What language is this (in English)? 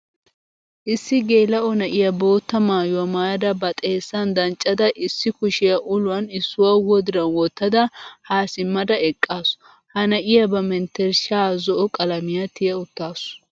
Wolaytta